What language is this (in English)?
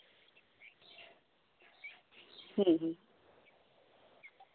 Santali